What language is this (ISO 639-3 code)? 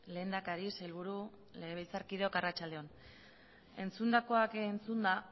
eus